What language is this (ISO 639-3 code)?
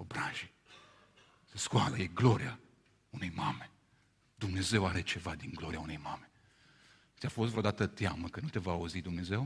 ron